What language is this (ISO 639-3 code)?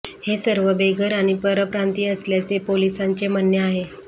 mar